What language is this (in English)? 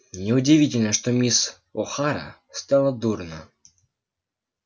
Russian